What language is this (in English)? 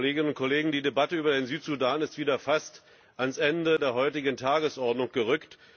German